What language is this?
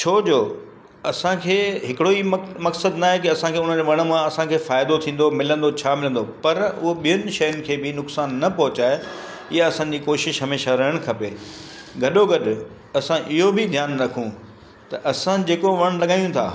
Sindhi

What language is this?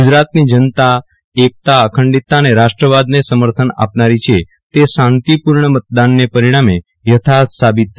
Gujarati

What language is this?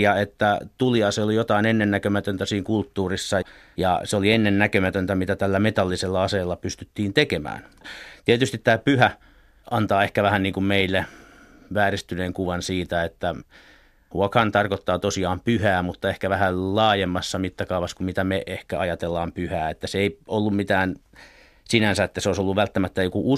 Finnish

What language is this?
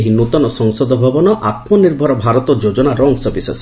Odia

